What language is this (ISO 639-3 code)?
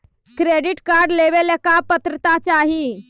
mag